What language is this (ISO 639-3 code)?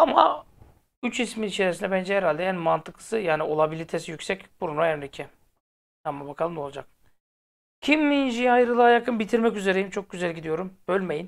tur